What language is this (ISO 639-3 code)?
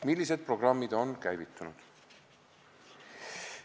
est